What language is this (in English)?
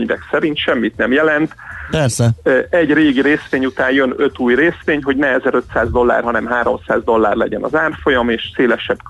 Hungarian